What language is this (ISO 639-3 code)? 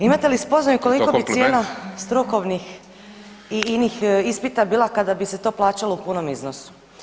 hrv